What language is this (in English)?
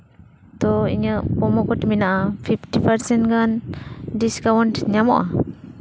Santali